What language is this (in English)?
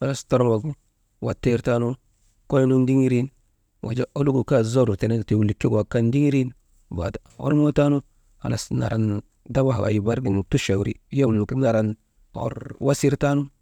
Maba